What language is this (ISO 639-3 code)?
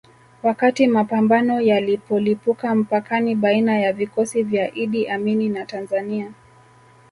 swa